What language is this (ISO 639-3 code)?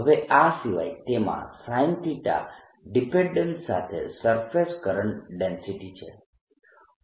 guj